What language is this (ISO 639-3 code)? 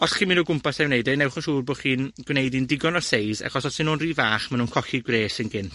cym